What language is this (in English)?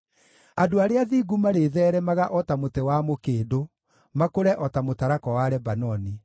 Kikuyu